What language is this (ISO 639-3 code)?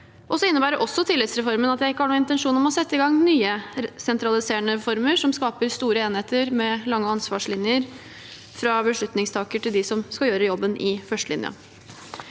nor